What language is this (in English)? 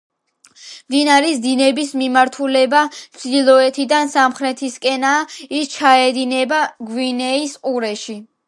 Georgian